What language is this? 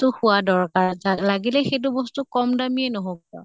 Assamese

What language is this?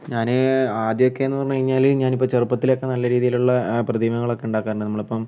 Malayalam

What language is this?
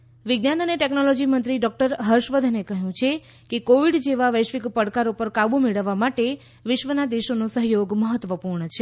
Gujarati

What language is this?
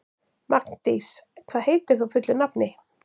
Icelandic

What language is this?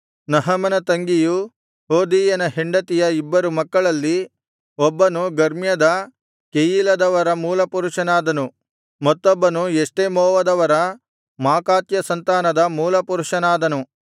Kannada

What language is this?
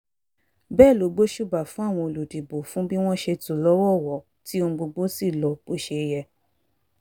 Yoruba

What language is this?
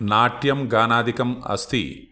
Sanskrit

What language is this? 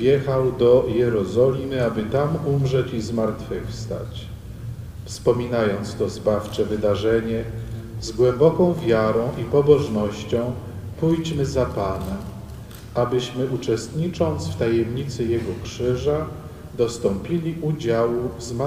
Polish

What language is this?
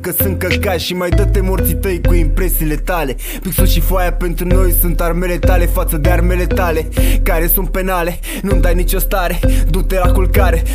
Romanian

